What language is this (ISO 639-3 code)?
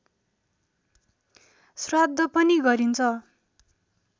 nep